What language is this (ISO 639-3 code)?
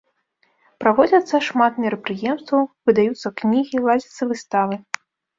bel